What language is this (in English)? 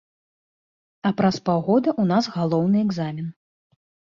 Belarusian